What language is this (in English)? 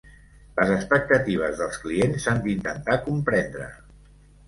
Catalan